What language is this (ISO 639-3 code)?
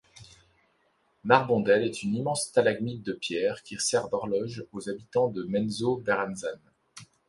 fra